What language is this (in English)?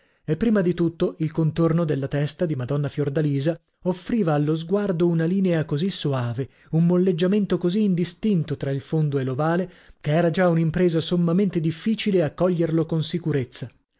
Italian